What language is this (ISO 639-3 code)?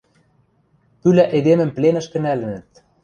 mrj